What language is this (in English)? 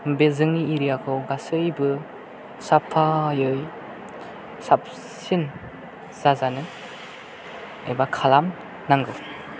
Bodo